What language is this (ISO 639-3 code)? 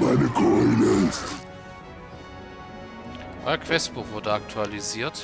deu